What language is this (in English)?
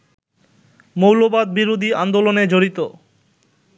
Bangla